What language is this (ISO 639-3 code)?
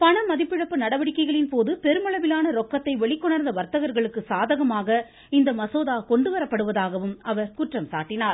tam